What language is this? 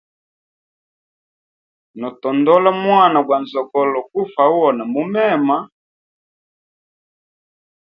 Hemba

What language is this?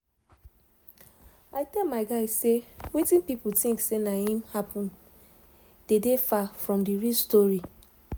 Nigerian Pidgin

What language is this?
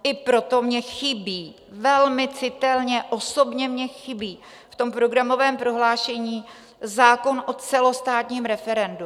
Czech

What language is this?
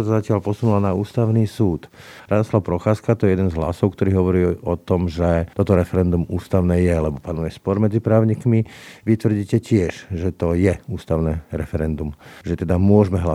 Slovak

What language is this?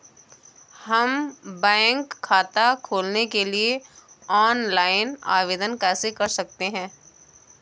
Hindi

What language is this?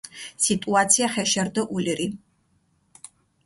Mingrelian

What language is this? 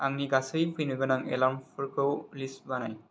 Bodo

